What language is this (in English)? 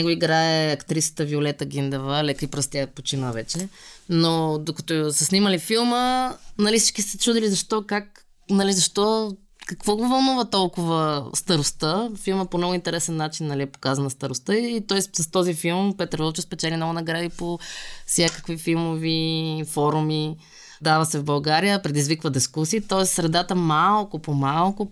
Bulgarian